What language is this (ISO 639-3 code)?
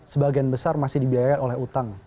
ind